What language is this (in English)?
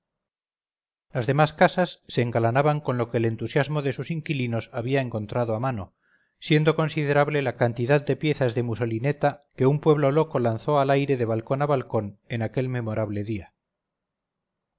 Spanish